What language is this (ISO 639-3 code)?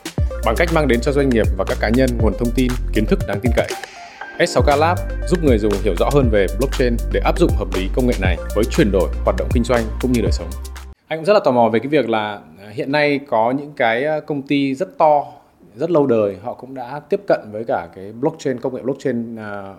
vie